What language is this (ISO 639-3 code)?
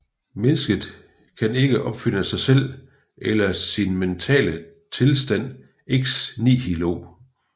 dan